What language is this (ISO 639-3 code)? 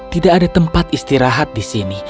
ind